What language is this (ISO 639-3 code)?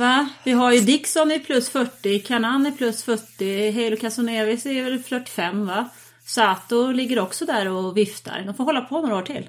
swe